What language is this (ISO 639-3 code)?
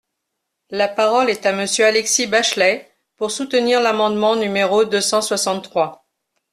fra